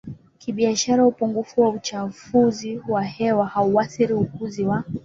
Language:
Swahili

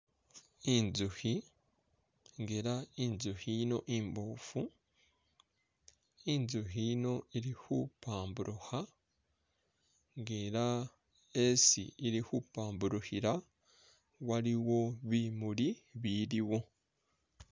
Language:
Masaaba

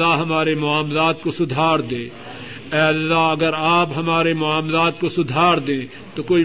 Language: Urdu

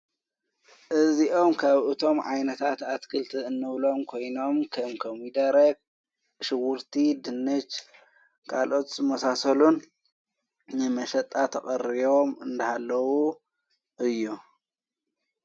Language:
Tigrinya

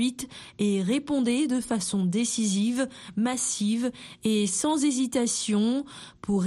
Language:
French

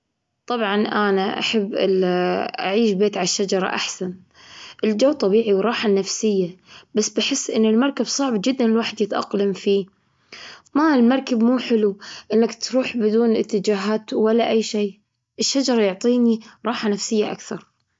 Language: Gulf Arabic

